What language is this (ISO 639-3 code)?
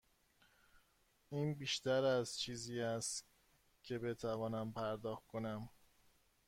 fas